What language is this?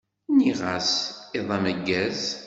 Kabyle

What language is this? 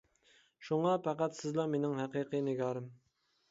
Uyghur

